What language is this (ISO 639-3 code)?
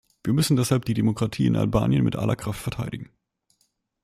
deu